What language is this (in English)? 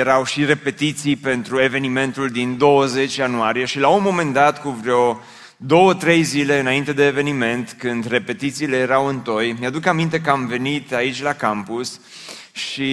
Romanian